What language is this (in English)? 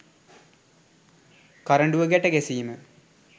Sinhala